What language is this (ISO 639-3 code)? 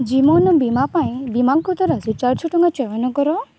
ori